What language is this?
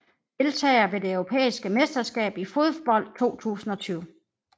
Danish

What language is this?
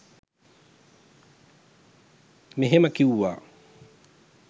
Sinhala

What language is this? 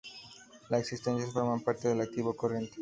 Spanish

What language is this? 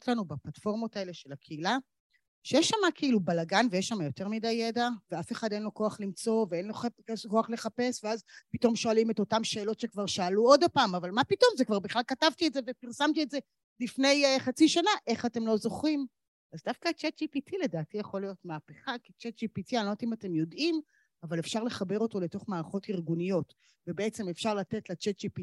Hebrew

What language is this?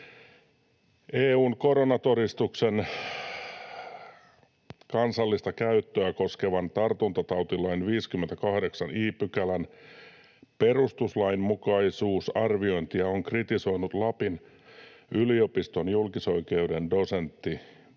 Finnish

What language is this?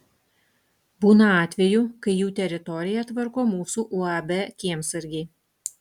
Lithuanian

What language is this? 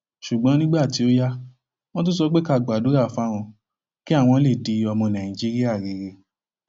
Yoruba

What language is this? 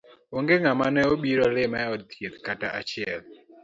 Luo (Kenya and Tanzania)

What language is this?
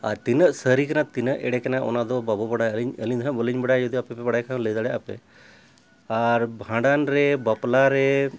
Santali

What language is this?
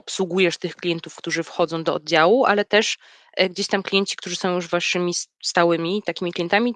Polish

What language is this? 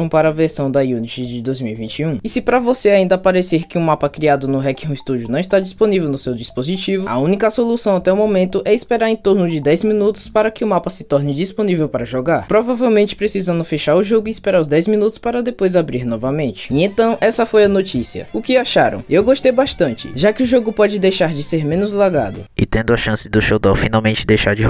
Portuguese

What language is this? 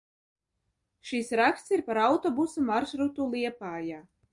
Latvian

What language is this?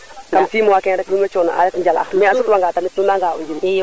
Serer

